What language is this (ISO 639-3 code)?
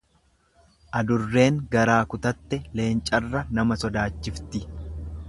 orm